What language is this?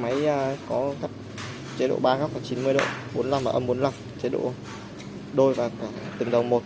Vietnamese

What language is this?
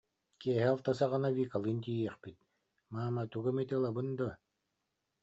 Yakut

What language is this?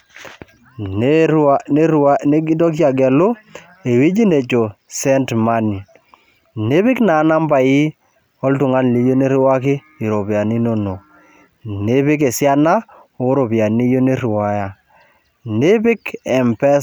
Masai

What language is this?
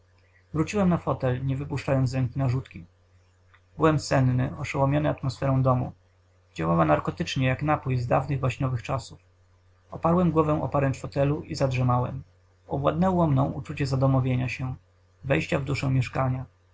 Polish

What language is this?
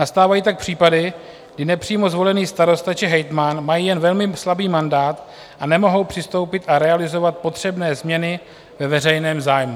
Czech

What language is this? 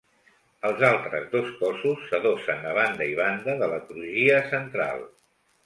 Catalan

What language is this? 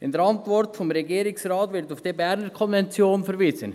Swiss German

